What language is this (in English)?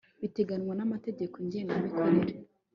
Kinyarwanda